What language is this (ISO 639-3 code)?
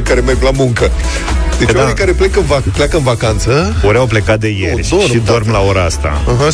ron